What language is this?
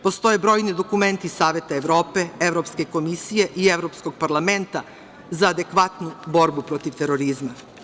Serbian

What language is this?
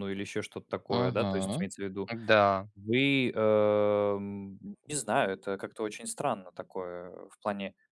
Russian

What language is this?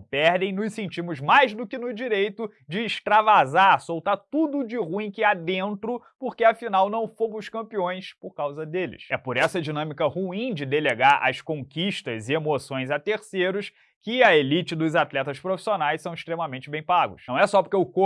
Portuguese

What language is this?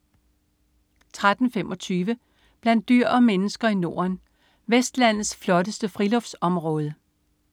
Danish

